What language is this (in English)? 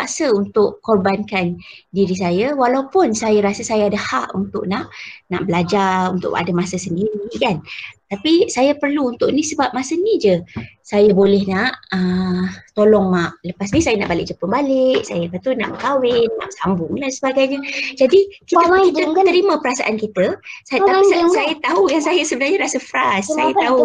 Malay